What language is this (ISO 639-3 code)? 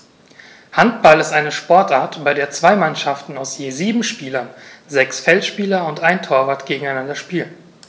deu